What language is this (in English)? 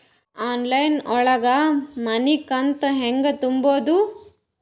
Kannada